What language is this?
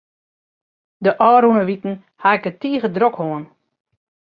Western Frisian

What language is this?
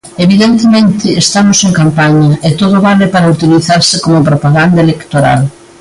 Galician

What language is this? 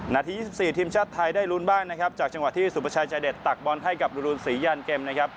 Thai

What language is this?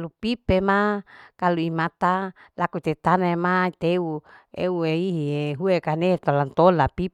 Larike-Wakasihu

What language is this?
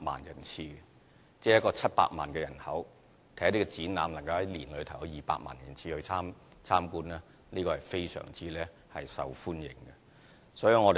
Cantonese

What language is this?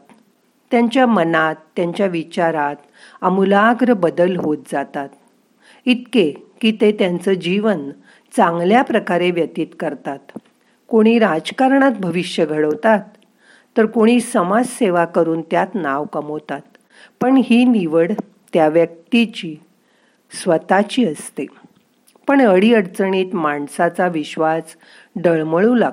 Marathi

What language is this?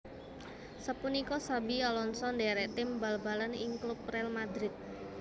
Javanese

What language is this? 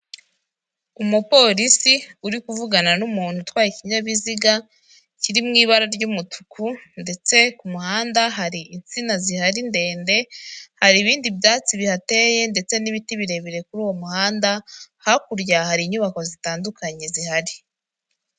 Kinyarwanda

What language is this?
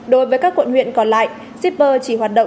Vietnamese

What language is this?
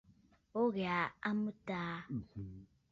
Bafut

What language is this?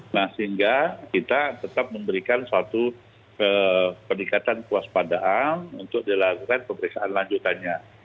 Indonesian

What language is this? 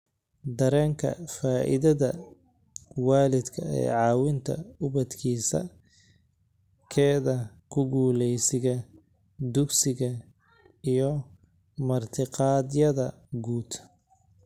Somali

